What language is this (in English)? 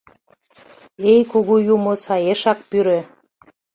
Mari